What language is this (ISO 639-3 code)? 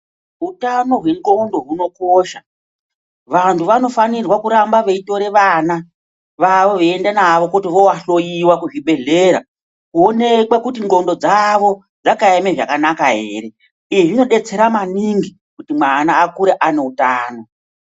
ndc